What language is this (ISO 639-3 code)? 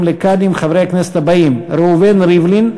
heb